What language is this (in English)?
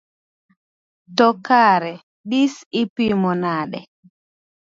Luo (Kenya and Tanzania)